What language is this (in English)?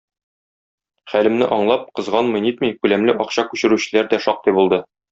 Tatar